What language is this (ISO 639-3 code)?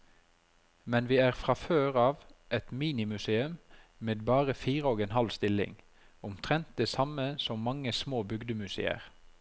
nor